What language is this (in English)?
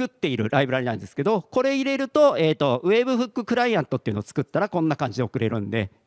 Japanese